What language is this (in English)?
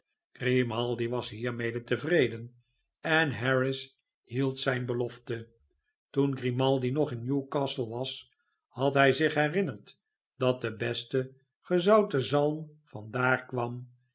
Dutch